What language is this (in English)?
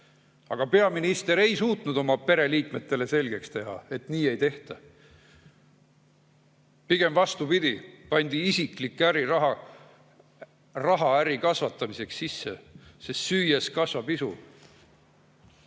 Estonian